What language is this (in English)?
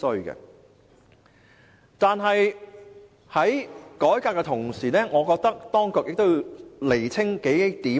Cantonese